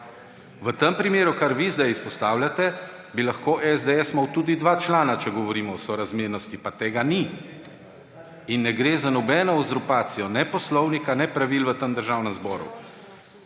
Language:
Slovenian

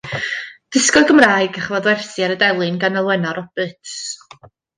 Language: Welsh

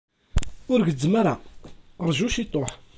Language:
Kabyle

